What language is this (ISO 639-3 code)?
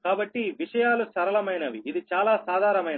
tel